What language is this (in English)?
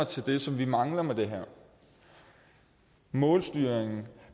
Danish